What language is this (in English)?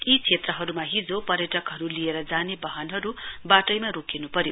Nepali